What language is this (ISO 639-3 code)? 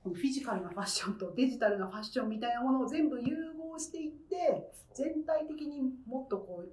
jpn